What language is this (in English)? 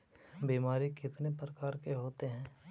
Magahi